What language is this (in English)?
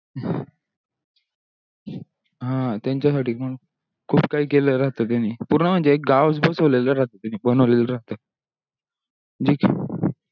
Marathi